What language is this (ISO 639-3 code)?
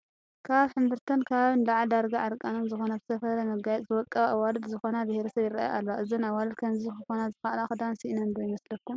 tir